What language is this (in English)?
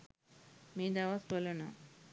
Sinhala